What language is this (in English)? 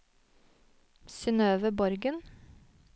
Norwegian